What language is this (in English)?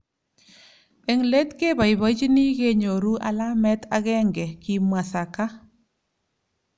Kalenjin